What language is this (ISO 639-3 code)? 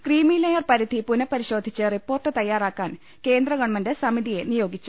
mal